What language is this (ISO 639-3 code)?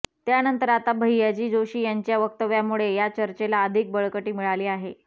mar